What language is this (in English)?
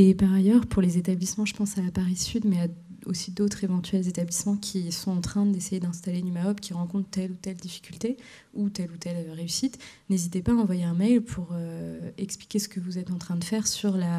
French